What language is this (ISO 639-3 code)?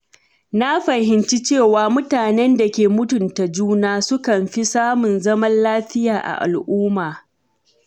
hau